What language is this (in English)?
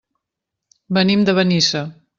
Catalan